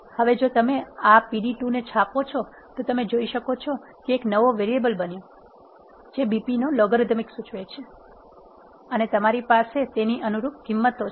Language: Gujarati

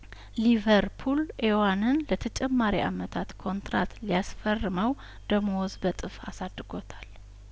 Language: Amharic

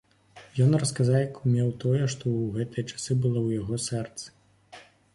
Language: Belarusian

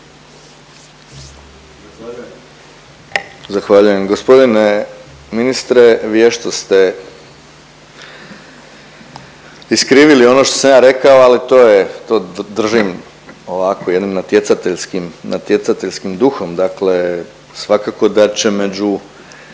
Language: Croatian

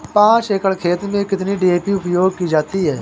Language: Hindi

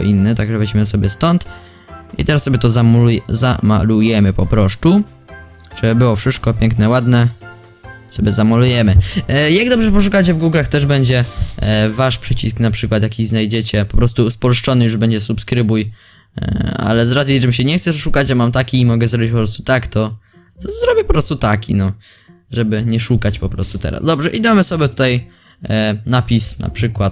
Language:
Polish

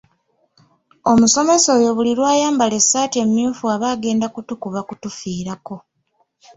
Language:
Ganda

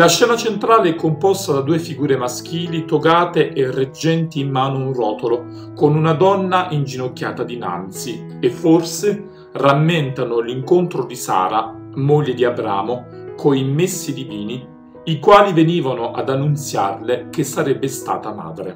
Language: Italian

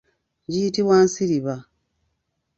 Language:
Ganda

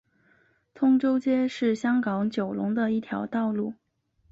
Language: Chinese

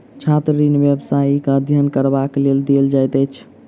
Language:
Maithili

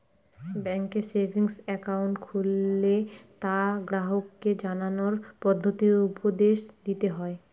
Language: Bangla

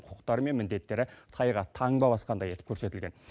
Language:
Kazakh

